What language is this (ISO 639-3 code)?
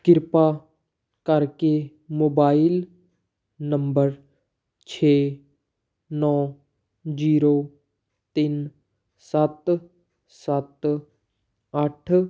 pan